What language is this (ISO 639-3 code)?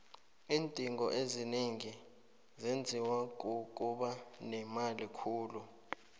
nbl